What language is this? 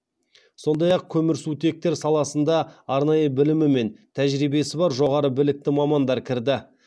Kazakh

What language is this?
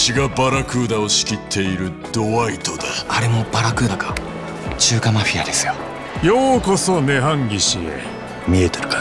Japanese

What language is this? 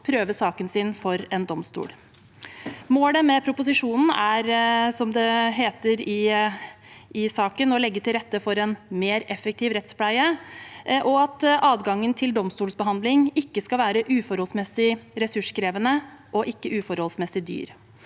Norwegian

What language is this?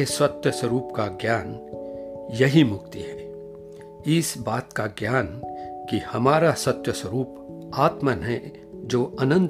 Hindi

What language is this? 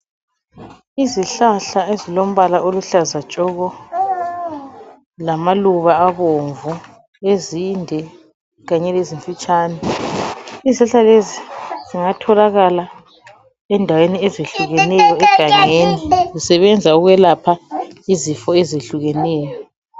North Ndebele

